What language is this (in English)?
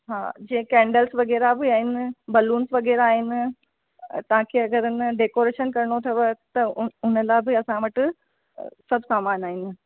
Sindhi